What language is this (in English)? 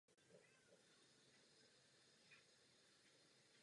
Czech